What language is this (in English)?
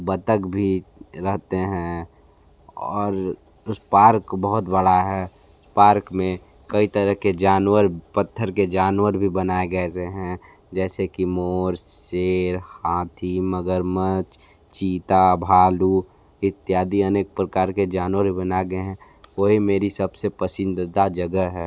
Hindi